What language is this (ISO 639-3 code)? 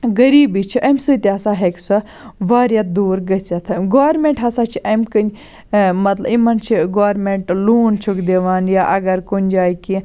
kas